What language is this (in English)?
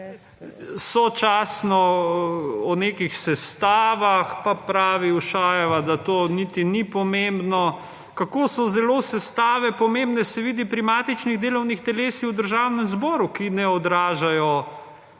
Slovenian